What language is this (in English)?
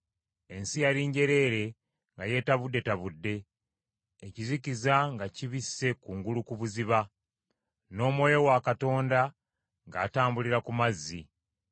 Ganda